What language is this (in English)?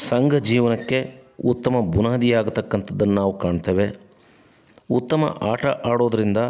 Kannada